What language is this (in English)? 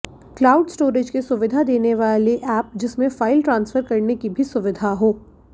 Hindi